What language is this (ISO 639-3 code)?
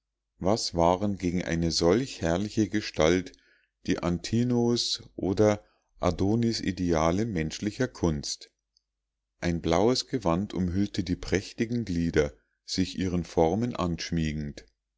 deu